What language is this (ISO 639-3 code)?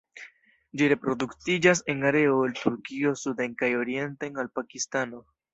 epo